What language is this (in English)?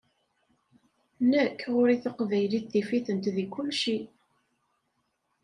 Kabyle